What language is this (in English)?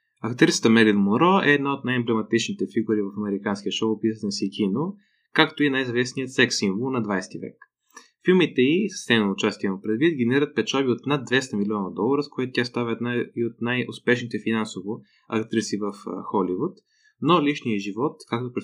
Bulgarian